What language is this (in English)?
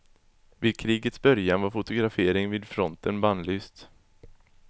Swedish